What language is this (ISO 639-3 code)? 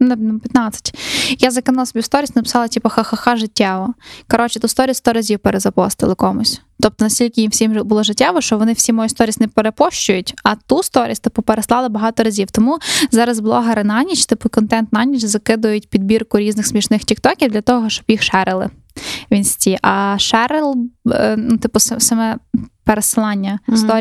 ukr